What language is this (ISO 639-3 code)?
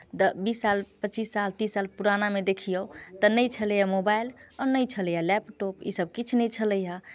mai